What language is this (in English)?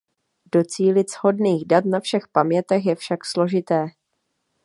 Czech